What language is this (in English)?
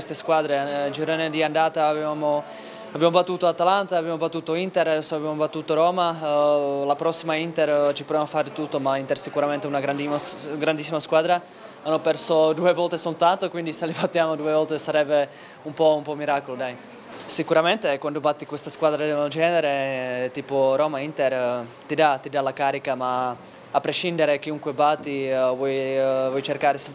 Italian